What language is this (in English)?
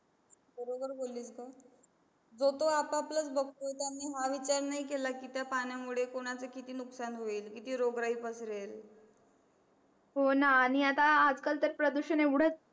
Marathi